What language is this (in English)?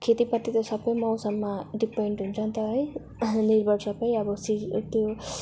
Nepali